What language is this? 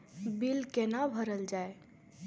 Maithili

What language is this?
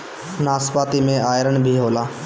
Bhojpuri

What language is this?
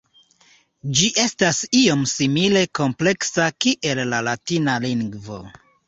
Esperanto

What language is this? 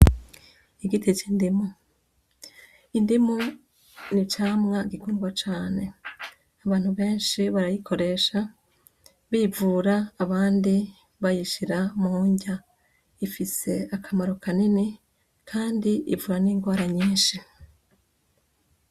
Rundi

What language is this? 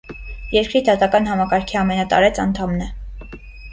Armenian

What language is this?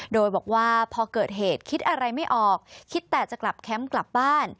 Thai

